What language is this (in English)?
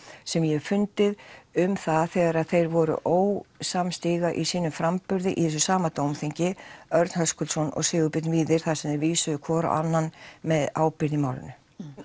Icelandic